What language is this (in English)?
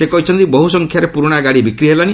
Odia